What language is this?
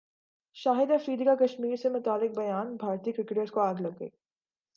Urdu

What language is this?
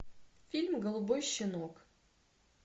Russian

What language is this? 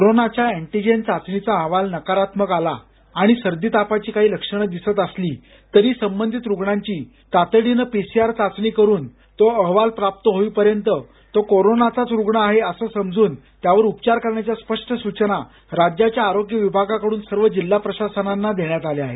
Marathi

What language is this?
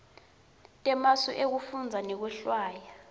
Swati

